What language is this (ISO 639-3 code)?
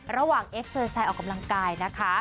tha